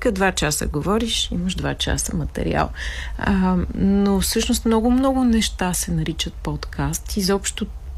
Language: Bulgarian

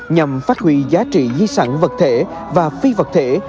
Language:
Vietnamese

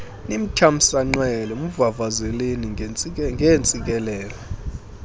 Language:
Xhosa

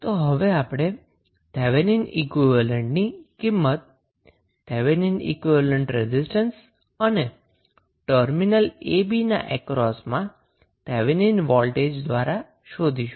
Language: Gujarati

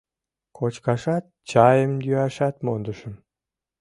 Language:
Mari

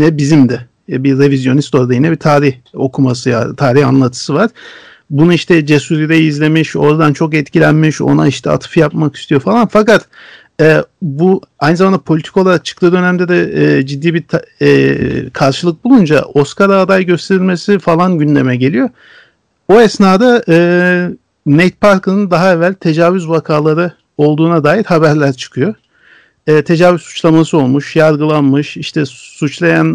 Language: Turkish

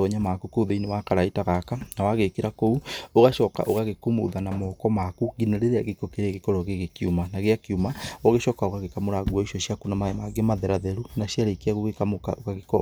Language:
Kikuyu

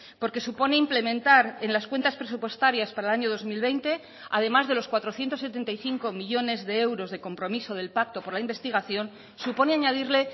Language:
Spanish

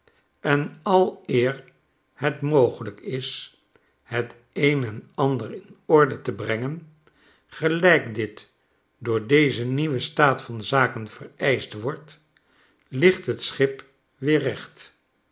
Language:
Dutch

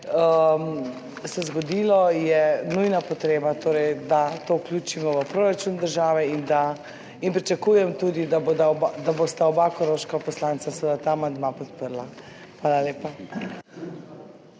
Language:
Slovenian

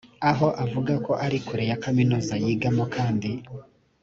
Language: Kinyarwanda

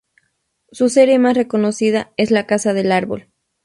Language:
Spanish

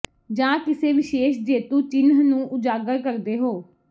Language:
Punjabi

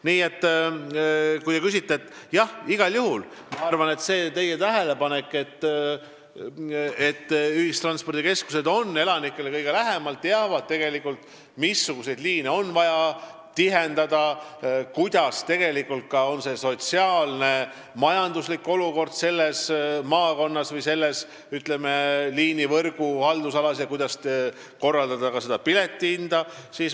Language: Estonian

